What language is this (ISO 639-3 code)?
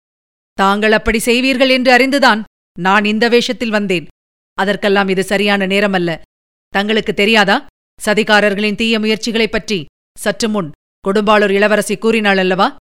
tam